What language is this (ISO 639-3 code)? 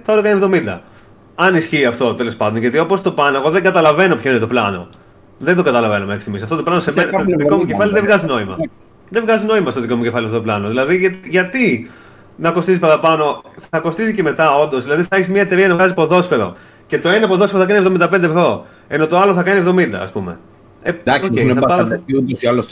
ell